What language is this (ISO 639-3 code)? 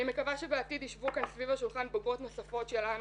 heb